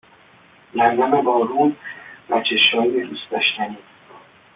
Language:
Persian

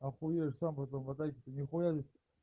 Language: Russian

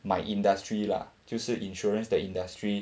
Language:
English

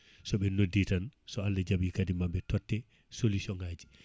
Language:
Fula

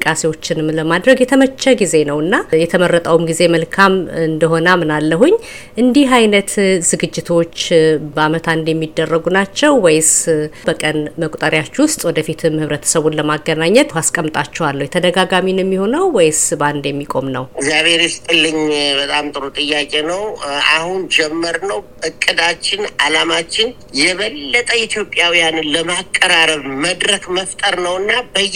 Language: Amharic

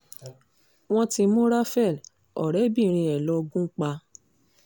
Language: Yoruba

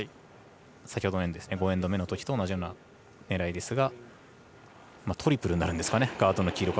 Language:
Japanese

